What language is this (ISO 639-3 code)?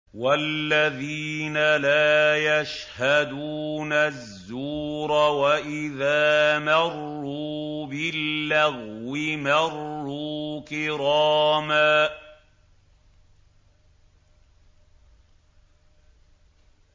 ara